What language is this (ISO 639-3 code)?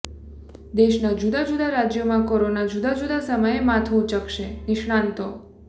guj